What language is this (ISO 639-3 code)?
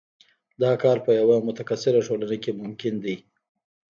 pus